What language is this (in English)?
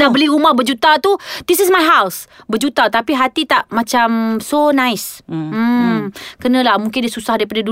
Malay